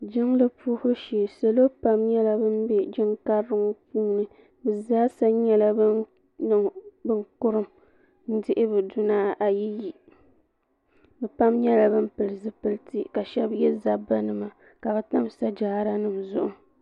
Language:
Dagbani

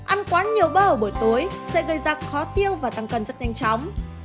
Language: Vietnamese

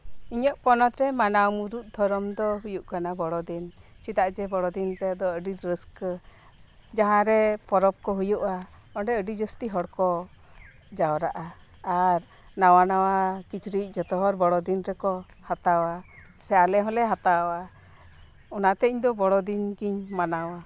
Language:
Santali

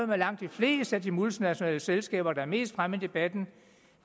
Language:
Danish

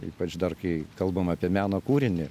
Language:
Lithuanian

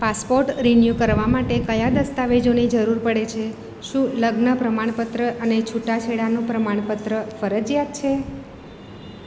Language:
Gujarati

